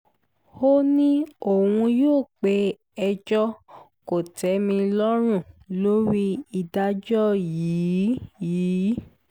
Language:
Yoruba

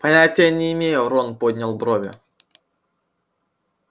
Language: Russian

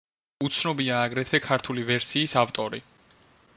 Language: Georgian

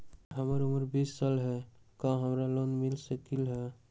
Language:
Magahi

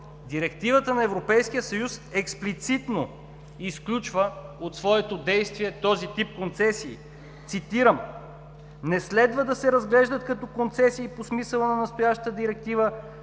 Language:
Bulgarian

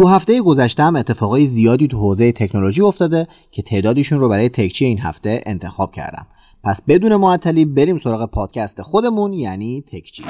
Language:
Persian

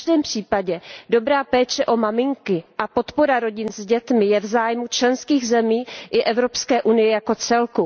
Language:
Czech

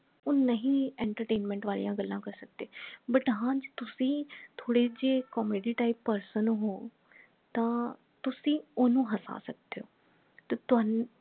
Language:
Punjabi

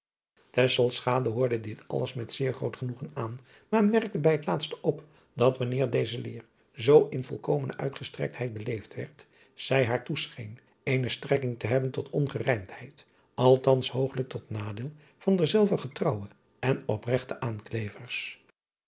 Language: Dutch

